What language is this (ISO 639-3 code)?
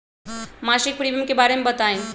mag